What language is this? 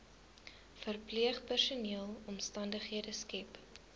Afrikaans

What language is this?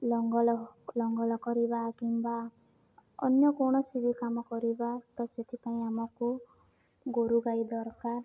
Odia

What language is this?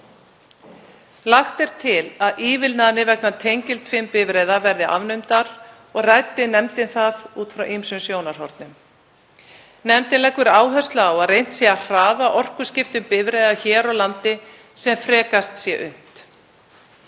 Icelandic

